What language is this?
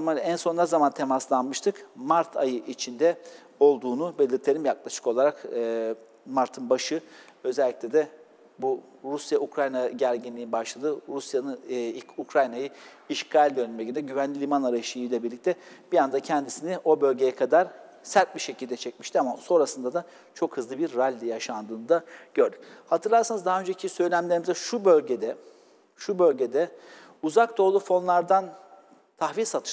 Turkish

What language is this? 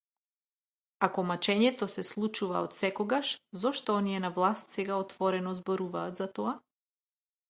Macedonian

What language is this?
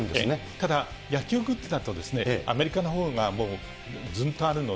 Japanese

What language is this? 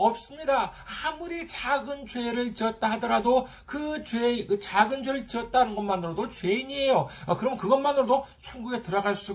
Korean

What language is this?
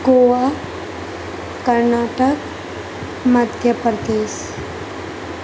Urdu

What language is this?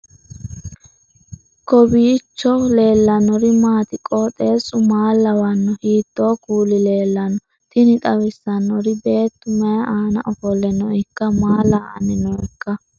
Sidamo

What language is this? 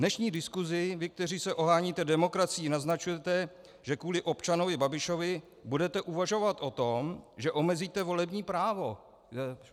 Czech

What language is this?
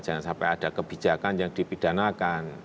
Indonesian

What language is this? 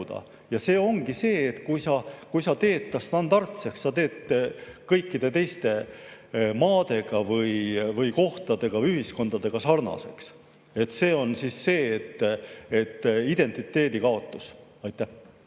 Estonian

